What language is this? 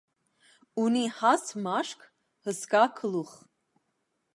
Armenian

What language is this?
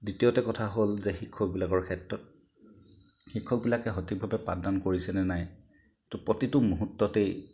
Assamese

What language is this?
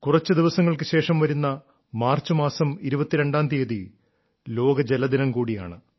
Malayalam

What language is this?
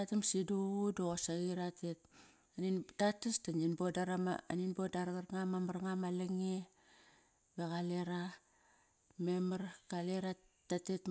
Kairak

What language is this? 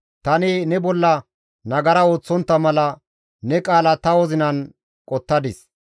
Gamo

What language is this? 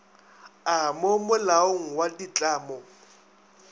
Northern Sotho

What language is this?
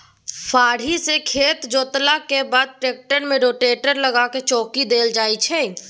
Maithili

